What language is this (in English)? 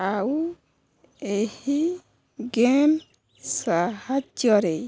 Odia